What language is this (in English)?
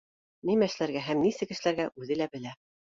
Bashkir